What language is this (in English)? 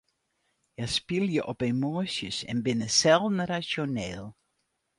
Western Frisian